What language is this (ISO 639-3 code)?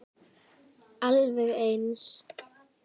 isl